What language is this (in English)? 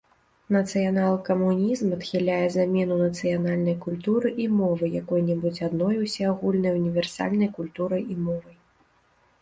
Belarusian